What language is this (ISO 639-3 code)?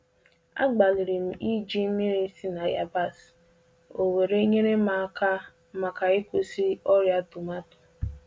ibo